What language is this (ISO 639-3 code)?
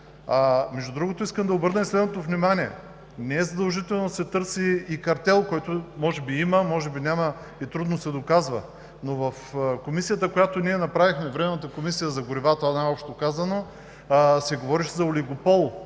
bul